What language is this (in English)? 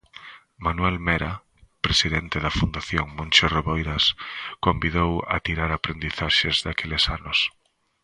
Galician